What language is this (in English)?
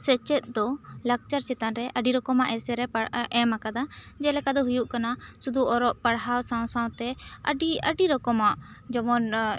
Santali